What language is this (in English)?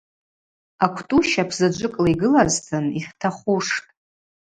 Abaza